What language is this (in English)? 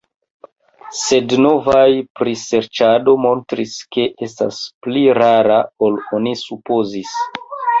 Esperanto